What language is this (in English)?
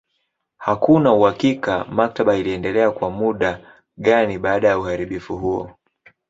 Swahili